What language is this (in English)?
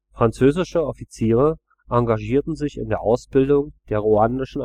German